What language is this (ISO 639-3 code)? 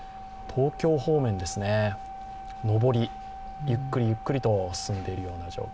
jpn